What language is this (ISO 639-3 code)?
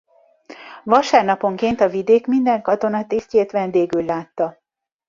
hun